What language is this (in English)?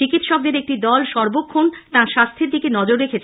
Bangla